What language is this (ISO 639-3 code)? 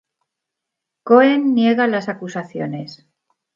spa